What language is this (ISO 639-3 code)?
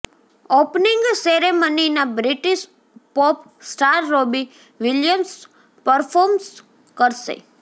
guj